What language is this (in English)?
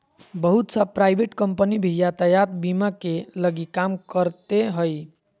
Magahi